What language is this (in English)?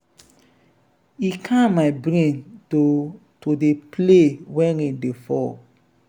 Nigerian Pidgin